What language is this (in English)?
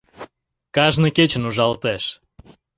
Mari